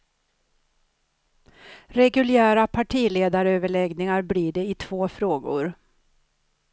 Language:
Swedish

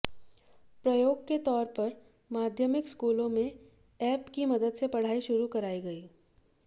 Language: Hindi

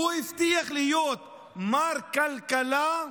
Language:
Hebrew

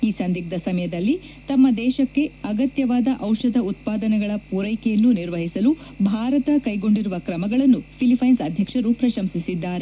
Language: Kannada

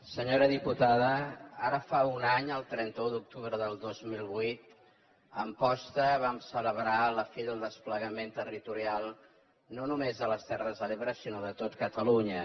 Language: Catalan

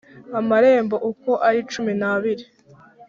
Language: Kinyarwanda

